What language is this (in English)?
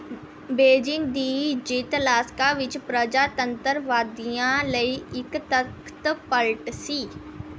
Punjabi